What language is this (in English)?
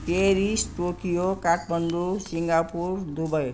Nepali